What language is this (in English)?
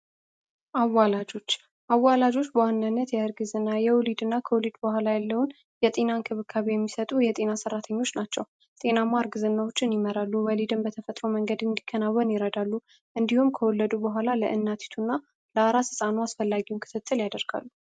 Amharic